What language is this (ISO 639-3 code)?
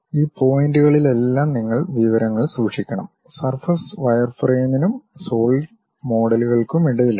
mal